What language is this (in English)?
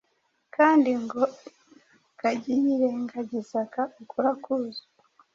Kinyarwanda